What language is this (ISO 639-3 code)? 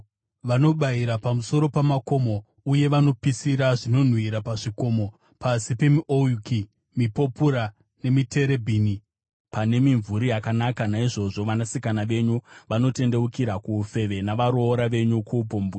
sna